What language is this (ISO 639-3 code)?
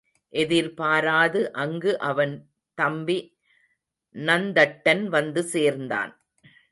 tam